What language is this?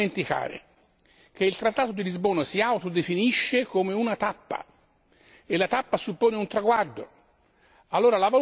Italian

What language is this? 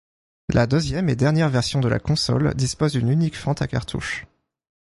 French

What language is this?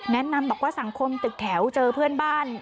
Thai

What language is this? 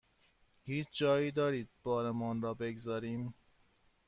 Persian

